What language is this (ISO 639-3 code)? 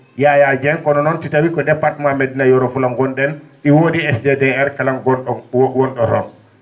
ful